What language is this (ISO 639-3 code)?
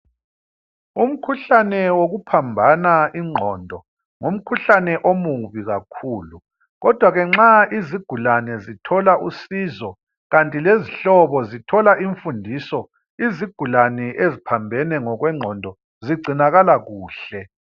nde